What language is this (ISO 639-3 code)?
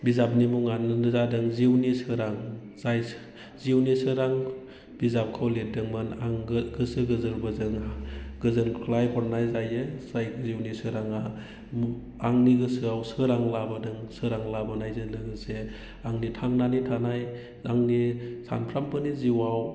brx